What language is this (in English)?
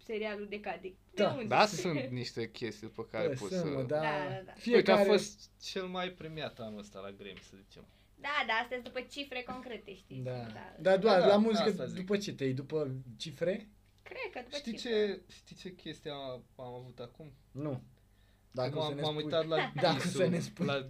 Romanian